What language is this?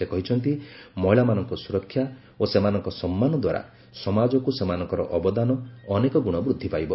Odia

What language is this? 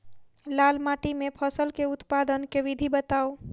Maithili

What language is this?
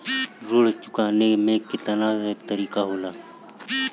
Bhojpuri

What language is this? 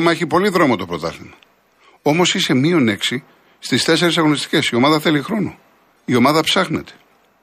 Greek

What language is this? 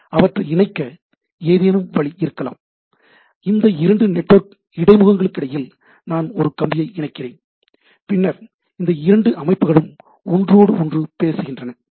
Tamil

